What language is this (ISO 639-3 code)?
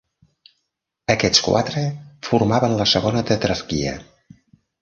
cat